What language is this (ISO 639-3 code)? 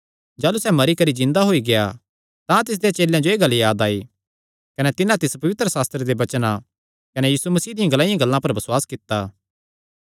xnr